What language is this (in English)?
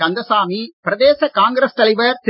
Tamil